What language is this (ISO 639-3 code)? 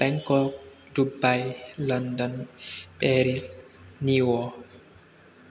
brx